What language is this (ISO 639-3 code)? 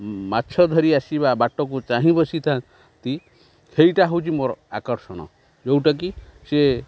ori